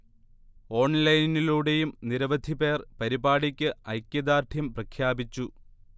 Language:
Malayalam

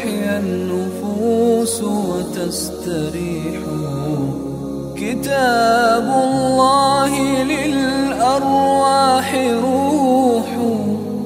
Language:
Arabic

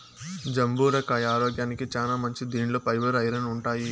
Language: Telugu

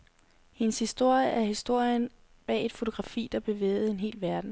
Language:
Danish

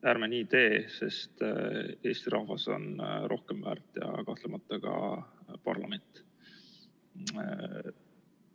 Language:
Estonian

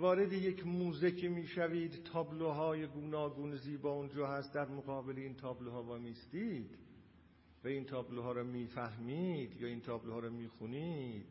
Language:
Persian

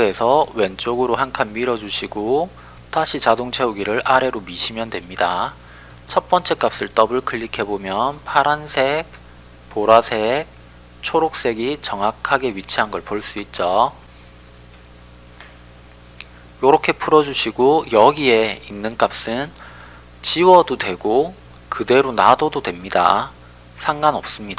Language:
Korean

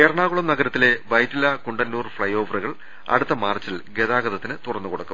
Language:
Malayalam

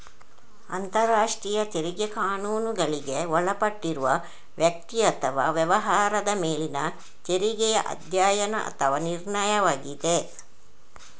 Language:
Kannada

